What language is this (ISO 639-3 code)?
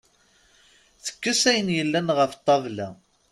kab